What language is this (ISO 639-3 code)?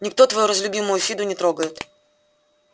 rus